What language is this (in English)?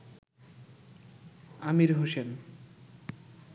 Bangla